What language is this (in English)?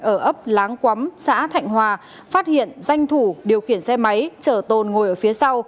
Vietnamese